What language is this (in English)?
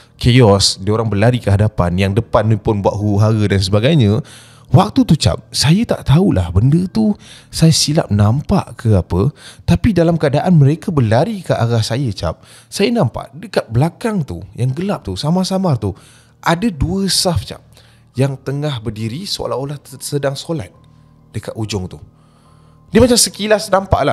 Malay